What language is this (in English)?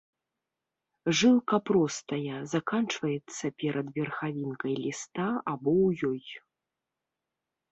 Belarusian